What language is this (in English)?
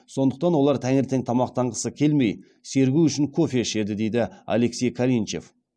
Kazakh